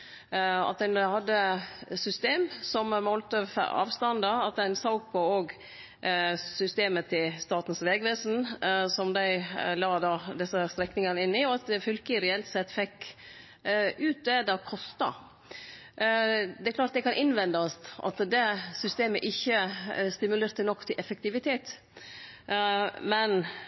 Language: Norwegian Nynorsk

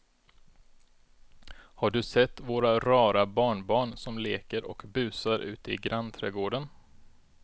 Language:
Swedish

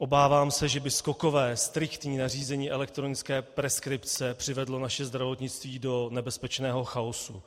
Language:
Czech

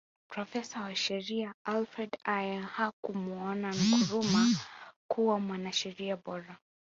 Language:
Swahili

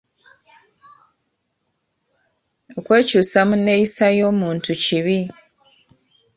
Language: Ganda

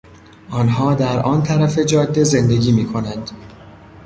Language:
Persian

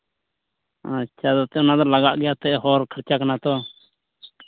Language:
Santali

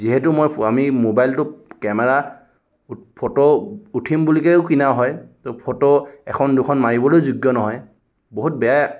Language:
Assamese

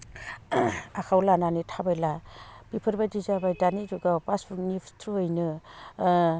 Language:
Bodo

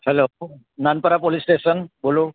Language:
Gujarati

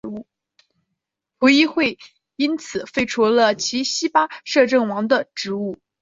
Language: Chinese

